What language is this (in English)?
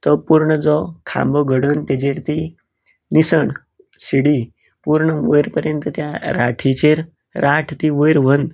Konkani